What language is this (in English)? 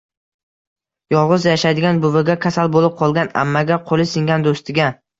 Uzbek